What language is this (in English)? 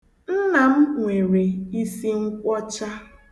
Igbo